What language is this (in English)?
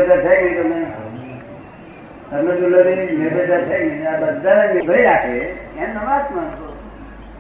Gujarati